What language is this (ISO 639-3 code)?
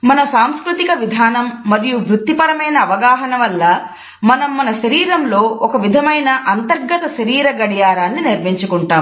tel